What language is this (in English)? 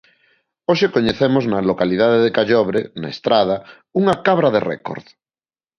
Galician